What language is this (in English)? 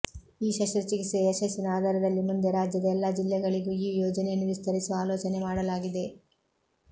Kannada